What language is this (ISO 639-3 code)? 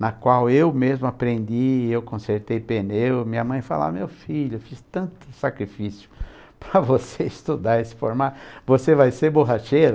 por